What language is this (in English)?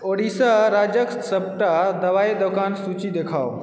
Maithili